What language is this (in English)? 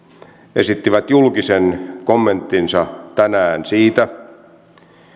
Finnish